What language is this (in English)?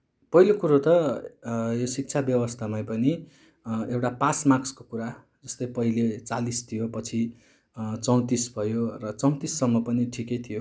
Nepali